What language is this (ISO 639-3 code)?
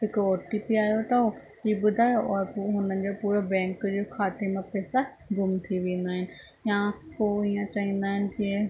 snd